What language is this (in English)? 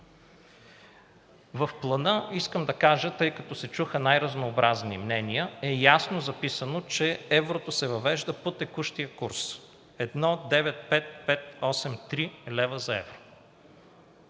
Bulgarian